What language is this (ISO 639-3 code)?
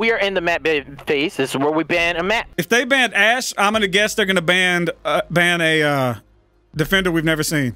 eng